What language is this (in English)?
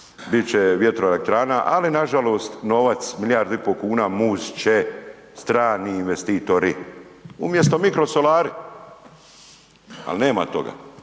Croatian